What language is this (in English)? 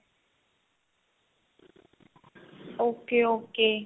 Punjabi